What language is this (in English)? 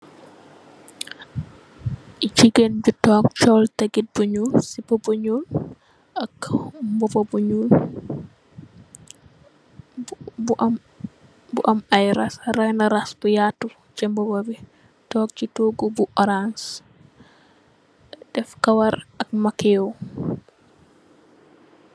Wolof